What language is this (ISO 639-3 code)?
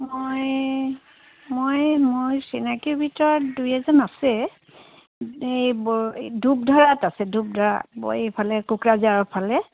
asm